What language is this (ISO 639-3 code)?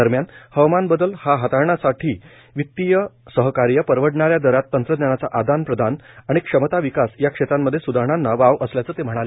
mar